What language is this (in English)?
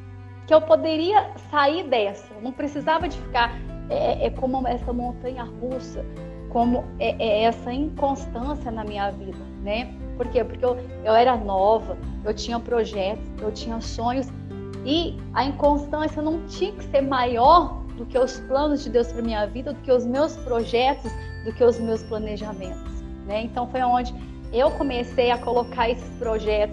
Portuguese